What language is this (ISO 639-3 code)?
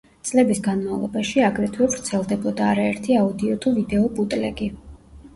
kat